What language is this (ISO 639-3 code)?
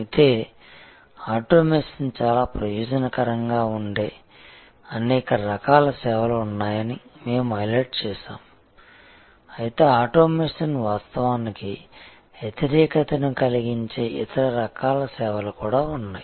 tel